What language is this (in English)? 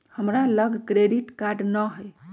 Magahi